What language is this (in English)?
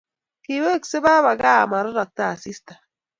Kalenjin